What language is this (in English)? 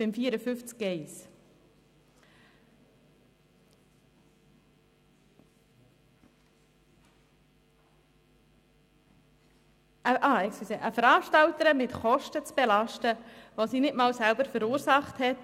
Swiss German